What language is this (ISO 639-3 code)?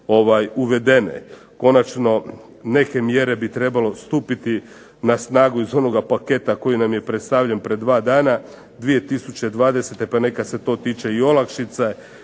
hrv